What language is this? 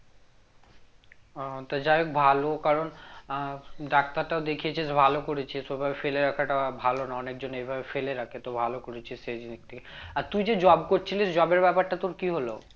Bangla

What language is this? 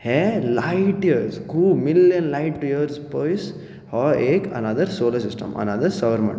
Konkani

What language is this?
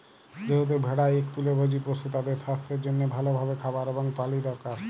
Bangla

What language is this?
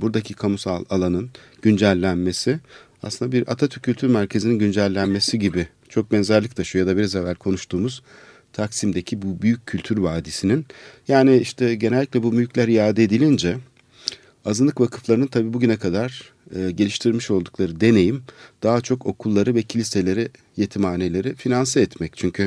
Turkish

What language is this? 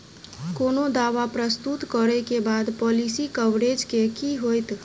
Maithili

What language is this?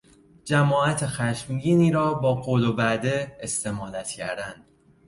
Persian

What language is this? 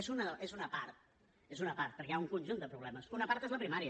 Catalan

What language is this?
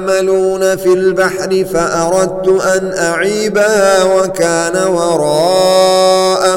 Arabic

